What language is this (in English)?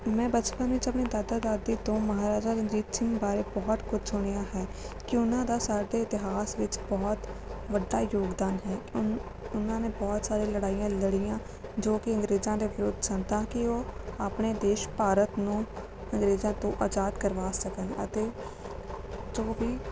Punjabi